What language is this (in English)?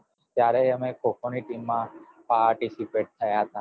Gujarati